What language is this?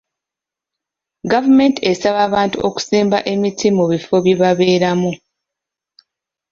Ganda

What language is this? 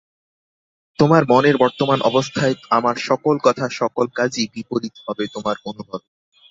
Bangla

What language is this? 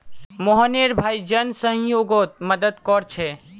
Magahi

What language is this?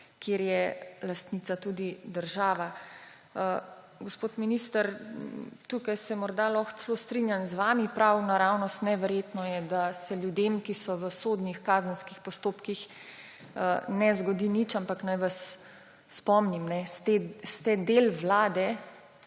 Slovenian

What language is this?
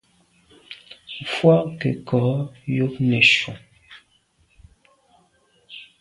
Medumba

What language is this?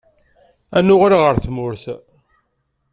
Kabyle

